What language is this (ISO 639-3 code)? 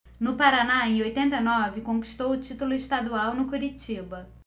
por